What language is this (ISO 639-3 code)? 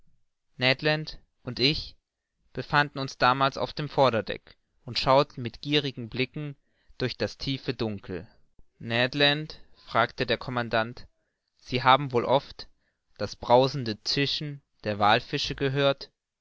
deu